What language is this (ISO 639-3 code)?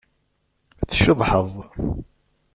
kab